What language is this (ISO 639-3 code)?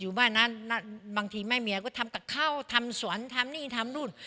tha